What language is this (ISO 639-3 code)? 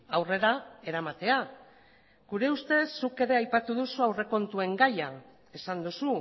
eus